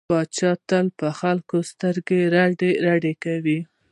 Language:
Pashto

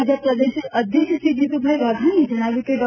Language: Gujarati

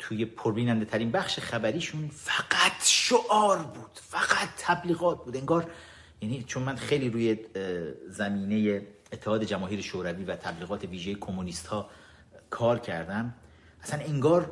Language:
Persian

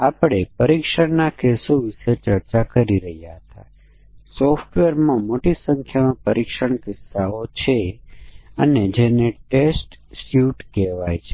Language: Gujarati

